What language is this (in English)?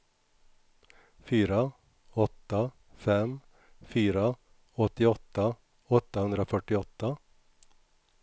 Swedish